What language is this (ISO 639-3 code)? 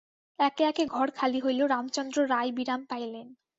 ben